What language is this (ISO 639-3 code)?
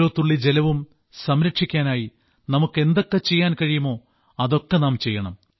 mal